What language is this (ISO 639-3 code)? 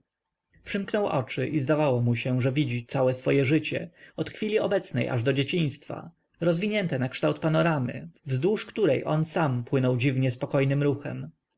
pol